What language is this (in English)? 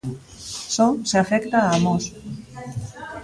Galician